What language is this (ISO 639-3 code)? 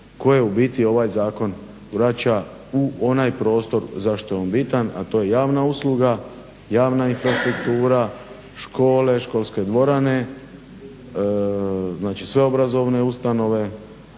hrv